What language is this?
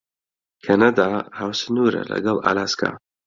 Central Kurdish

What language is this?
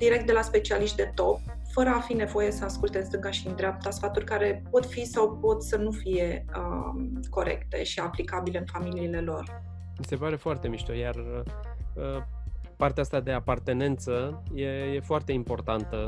Romanian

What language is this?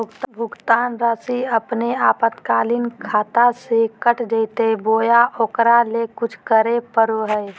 Magahi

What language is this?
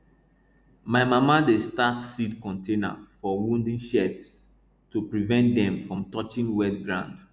Nigerian Pidgin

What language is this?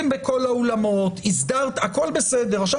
Hebrew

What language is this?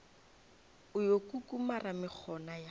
Northern Sotho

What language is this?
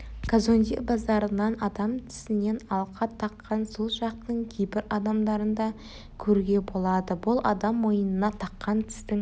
Kazakh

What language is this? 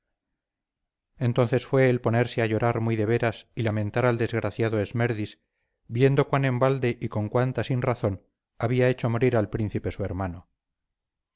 Spanish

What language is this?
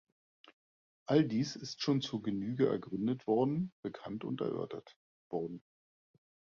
German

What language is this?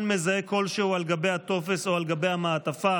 Hebrew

